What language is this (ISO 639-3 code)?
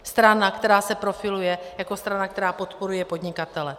ces